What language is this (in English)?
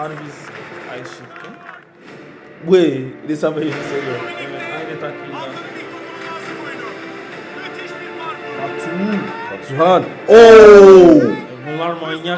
Turkish